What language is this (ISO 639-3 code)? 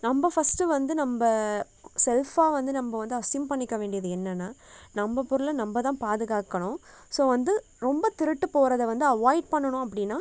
tam